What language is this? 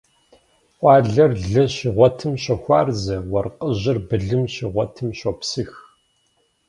Kabardian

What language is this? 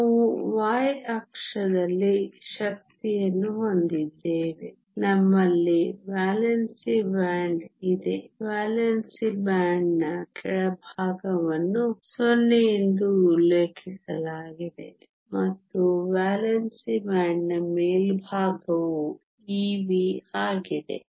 Kannada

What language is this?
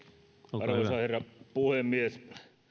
Finnish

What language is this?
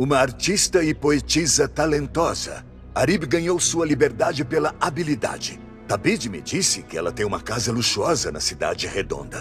Portuguese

